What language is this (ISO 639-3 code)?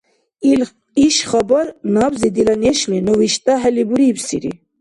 dar